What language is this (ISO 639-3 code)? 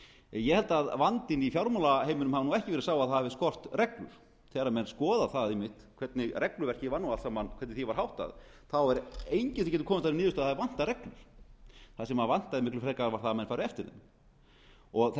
isl